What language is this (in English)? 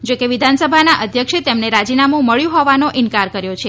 Gujarati